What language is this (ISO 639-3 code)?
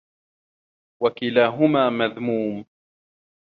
ara